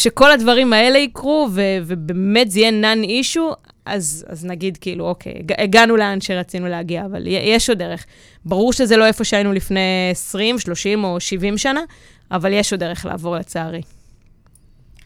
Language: Hebrew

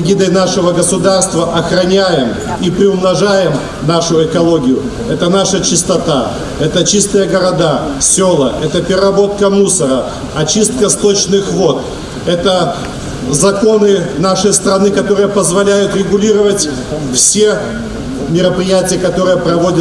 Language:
Russian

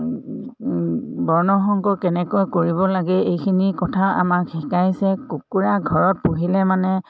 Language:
Assamese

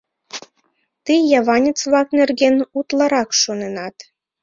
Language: Mari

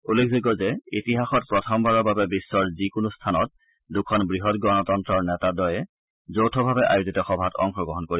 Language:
Assamese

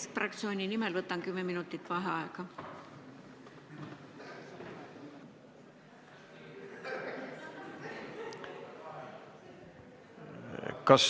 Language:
Estonian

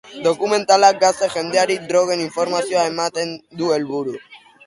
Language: Basque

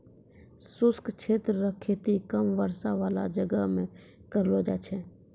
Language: Maithili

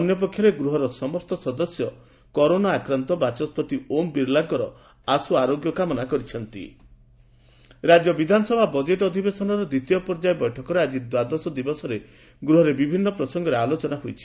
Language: Odia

